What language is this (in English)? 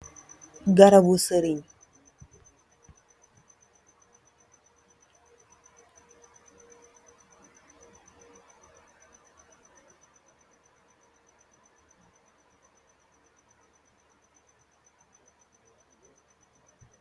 Wolof